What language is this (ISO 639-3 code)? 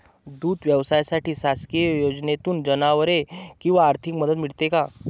mar